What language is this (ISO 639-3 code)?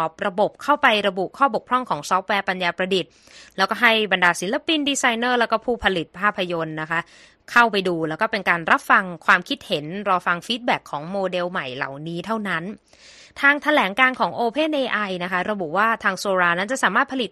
tha